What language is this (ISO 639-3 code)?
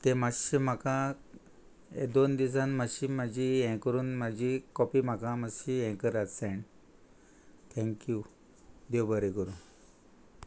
kok